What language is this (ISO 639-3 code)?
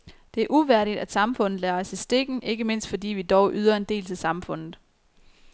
dan